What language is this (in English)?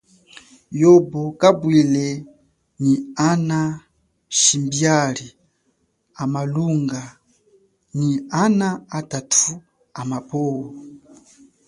Chokwe